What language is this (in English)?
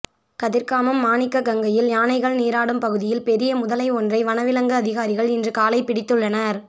Tamil